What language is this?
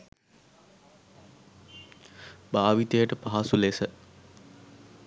Sinhala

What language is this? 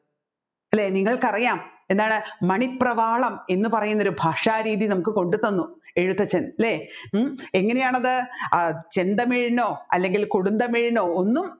Malayalam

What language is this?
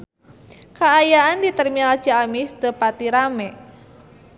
Sundanese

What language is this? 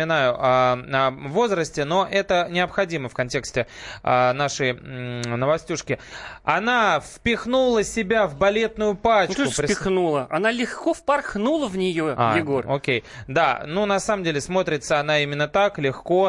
Russian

